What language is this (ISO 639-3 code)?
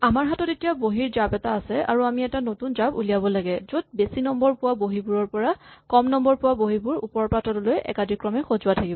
asm